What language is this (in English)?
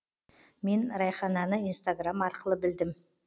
Kazakh